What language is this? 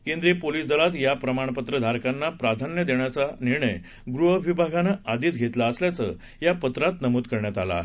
Marathi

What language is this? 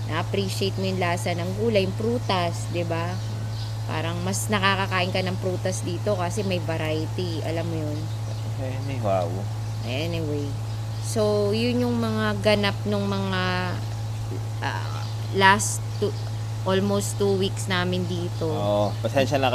Filipino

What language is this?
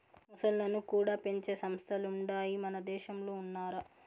Telugu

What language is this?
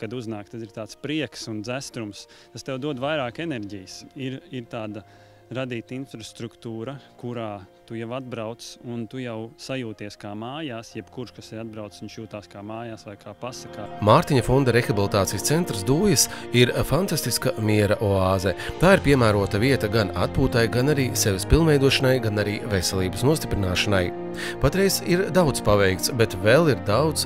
Latvian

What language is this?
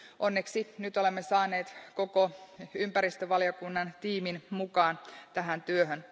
Finnish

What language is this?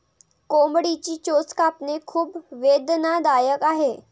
Marathi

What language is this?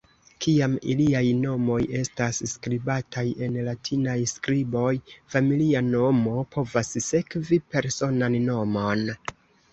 Esperanto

